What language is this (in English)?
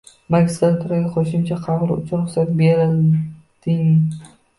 Uzbek